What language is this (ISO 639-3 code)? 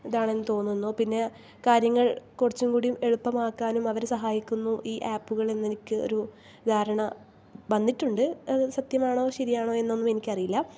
mal